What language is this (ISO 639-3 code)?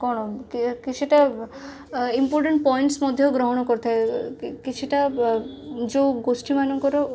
ori